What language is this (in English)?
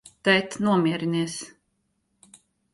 Latvian